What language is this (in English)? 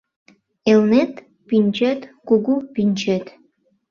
Mari